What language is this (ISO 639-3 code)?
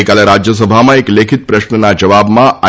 guj